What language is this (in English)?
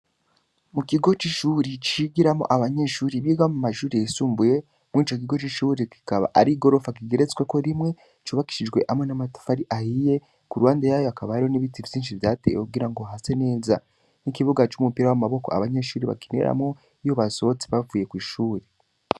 Rundi